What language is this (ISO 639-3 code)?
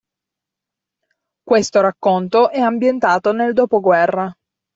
ita